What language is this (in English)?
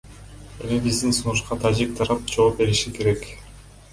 Kyrgyz